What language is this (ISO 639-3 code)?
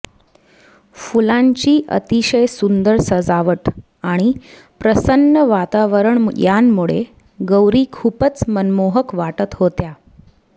mar